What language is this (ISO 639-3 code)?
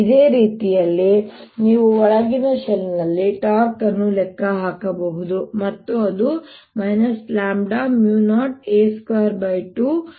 kan